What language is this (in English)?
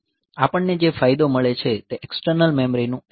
Gujarati